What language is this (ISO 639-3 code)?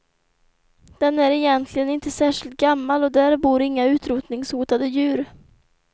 swe